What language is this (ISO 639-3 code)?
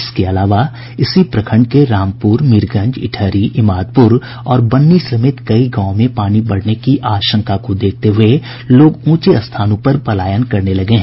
hin